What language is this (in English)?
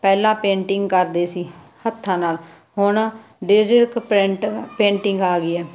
Punjabi